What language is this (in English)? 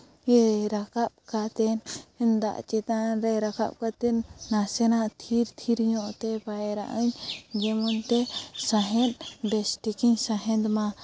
Santali